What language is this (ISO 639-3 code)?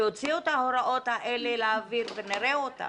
heb